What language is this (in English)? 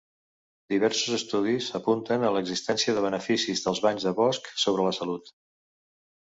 Catalan